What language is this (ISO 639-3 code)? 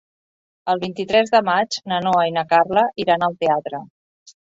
cat